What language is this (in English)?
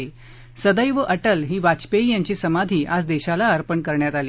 Marathi